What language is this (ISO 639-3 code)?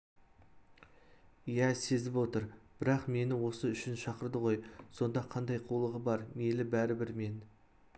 kaz